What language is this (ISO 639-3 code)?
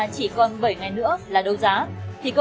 vie